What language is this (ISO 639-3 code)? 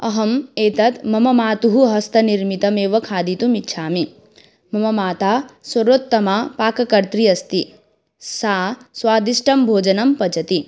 san